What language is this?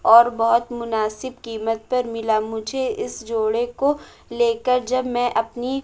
Urdu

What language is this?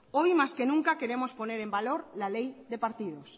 Spanish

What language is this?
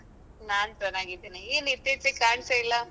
Kannada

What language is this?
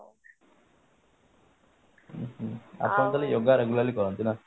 Odia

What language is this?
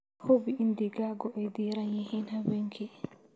Somali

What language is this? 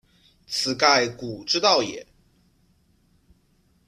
Chinese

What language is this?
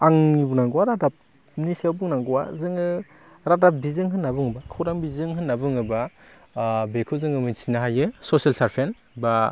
Bodo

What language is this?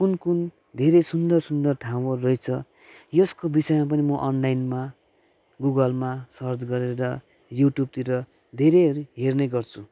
Nepali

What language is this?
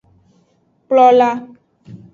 Aja (Benin)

